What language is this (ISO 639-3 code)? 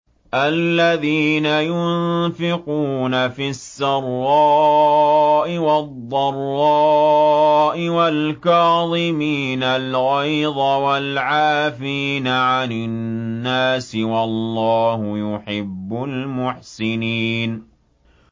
ara